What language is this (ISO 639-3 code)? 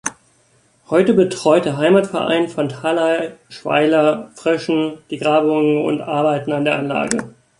deu